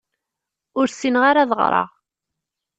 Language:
Kabyle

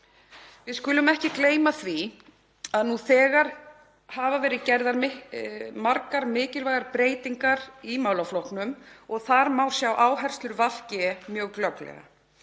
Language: Icelandic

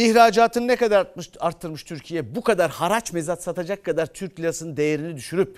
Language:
Turkish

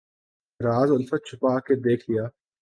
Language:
Urdu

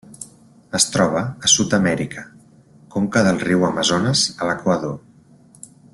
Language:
Catalan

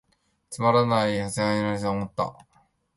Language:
Japanese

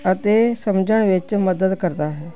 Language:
Punjabi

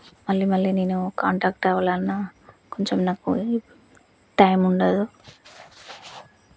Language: Telugu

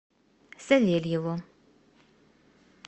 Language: Russian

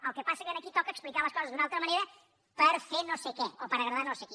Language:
Catalan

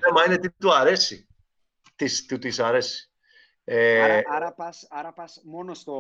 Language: Greek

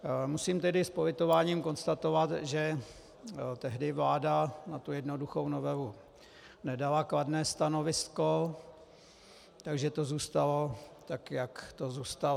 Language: Czech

